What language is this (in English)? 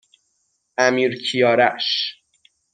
Persian